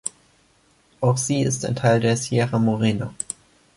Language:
German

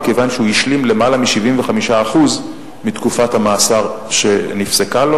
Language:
Hebrew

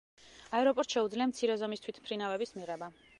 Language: Georgian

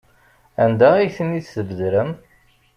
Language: Kabyle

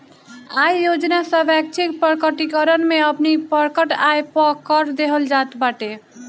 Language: Bhojpuri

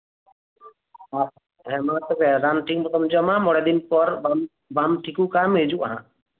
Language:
Santali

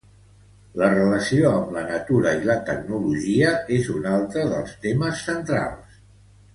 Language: Catalan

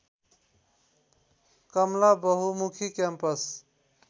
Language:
Nepali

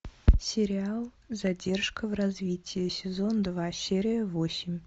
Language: Russian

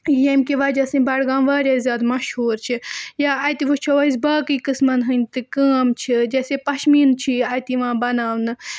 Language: Kashmiri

